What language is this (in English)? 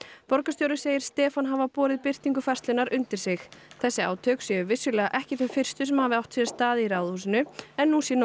Icelandic